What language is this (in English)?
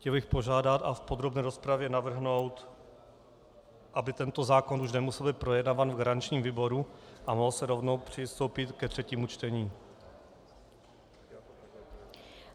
Czech